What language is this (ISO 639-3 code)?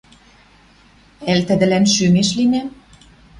mrj